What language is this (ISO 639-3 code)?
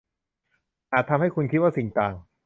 tha